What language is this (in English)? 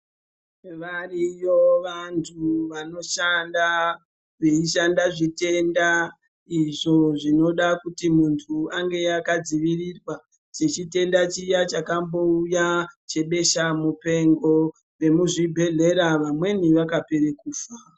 Ndau